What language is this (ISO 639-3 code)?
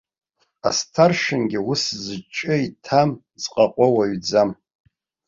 abk